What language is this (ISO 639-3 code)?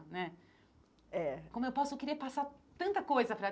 por